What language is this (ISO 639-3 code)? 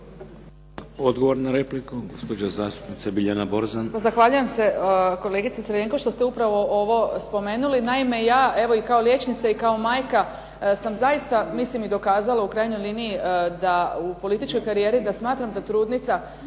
hrv